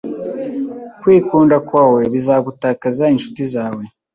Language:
Kinyarwanda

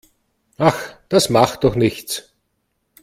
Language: German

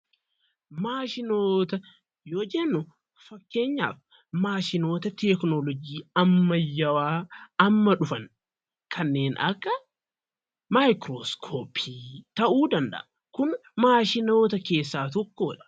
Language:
Oromo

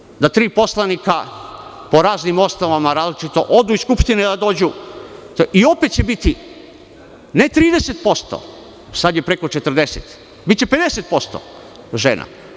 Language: Serbian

